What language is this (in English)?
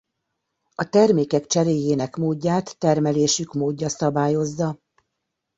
Hungarian